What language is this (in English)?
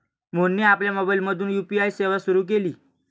Marathi